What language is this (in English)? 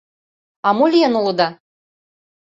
Mari